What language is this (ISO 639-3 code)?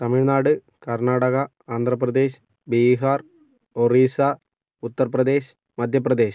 mal